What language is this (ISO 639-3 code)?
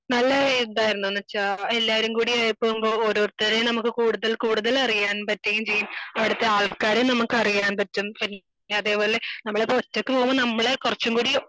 mal